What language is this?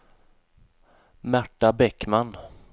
Swedish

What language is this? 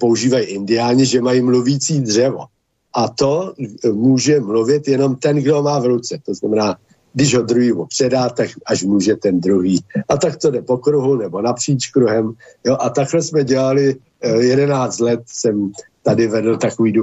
Czech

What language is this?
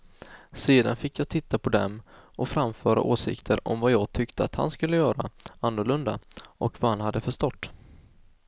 Swedish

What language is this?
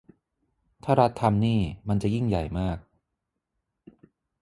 Thai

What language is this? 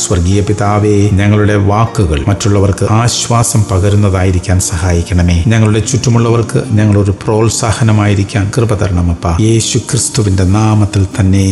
Malayalam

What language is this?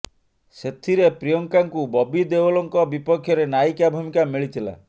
Odia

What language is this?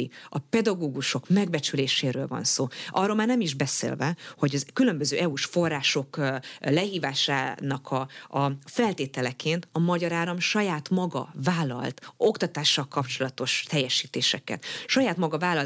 Hungarian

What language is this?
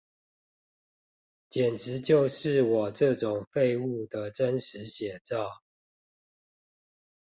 Chinese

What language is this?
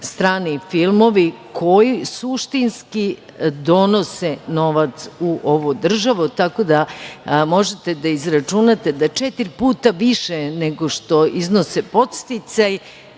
Serbian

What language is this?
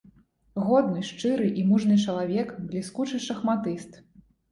Belarusian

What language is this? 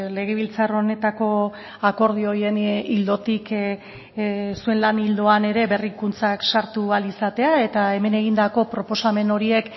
Basque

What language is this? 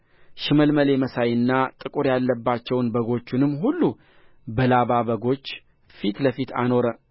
Amharic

